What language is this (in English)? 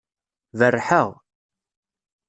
Kabyle